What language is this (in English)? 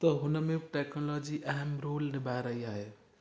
Sindhi